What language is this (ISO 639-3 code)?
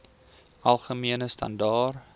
afr